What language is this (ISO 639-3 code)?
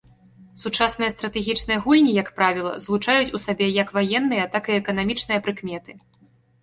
bel